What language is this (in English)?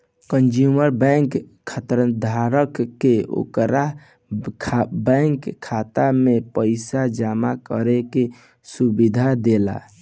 Bhojpuri